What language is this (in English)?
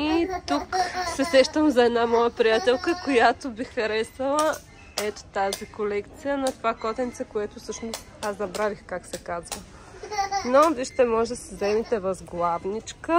Bulgarian